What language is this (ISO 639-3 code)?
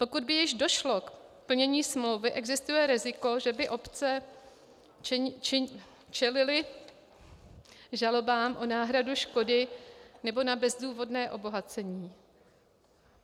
ces